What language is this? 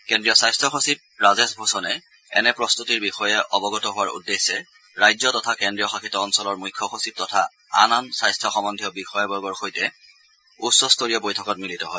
Assamese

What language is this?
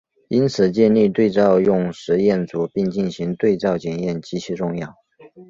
Chinese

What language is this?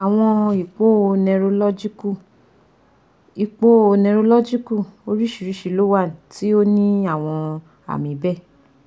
Yoruba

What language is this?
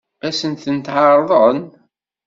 Kabyle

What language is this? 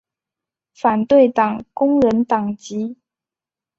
Chinese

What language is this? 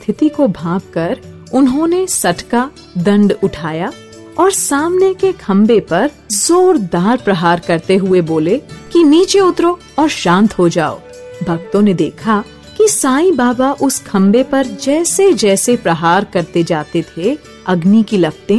Hindi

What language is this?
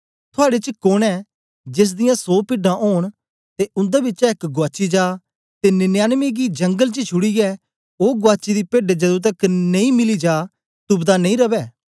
Dogri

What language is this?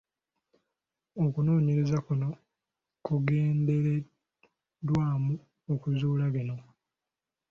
Ganda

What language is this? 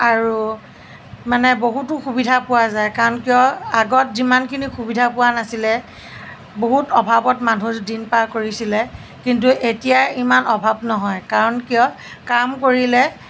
Assamese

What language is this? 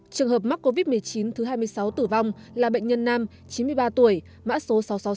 Vietnamese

